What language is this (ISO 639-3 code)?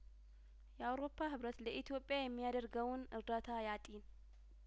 amh